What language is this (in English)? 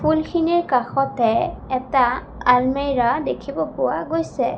Assamese